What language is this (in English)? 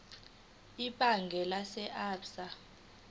Zulu